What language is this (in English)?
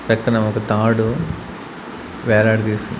Telugu